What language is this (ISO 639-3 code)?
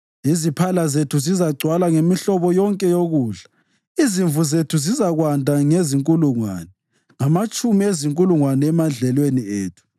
nde